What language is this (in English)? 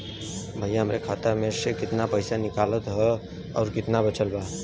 Bhojpuri